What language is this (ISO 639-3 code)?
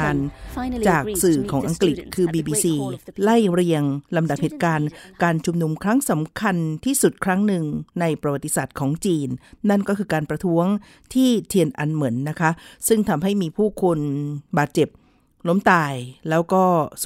tha